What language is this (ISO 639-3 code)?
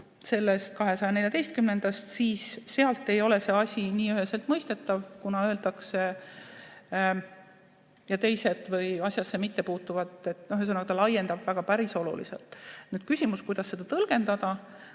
est